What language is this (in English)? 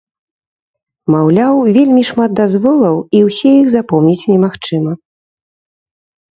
Belarusian